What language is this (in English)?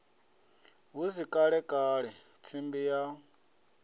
Venda